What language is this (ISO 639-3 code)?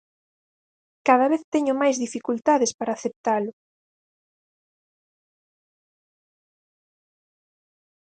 glg